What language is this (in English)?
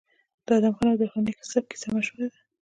Pashto